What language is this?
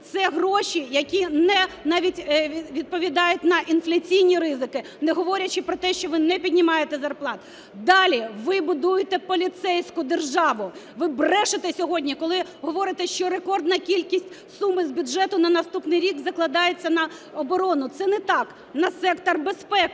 Ukrainian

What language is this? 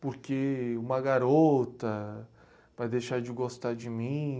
Portuguese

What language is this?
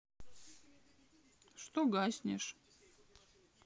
Russian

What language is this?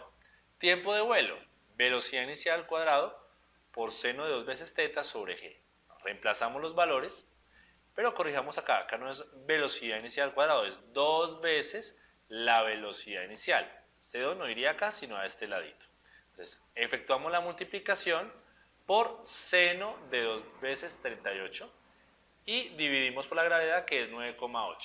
Spanish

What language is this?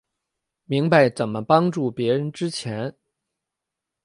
Chinese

